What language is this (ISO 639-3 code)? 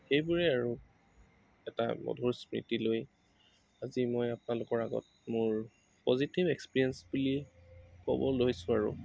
asm